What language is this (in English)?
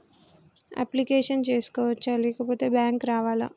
Telugu